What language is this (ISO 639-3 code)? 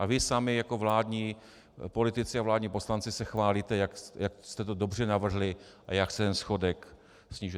ces